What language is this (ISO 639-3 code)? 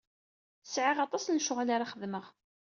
kab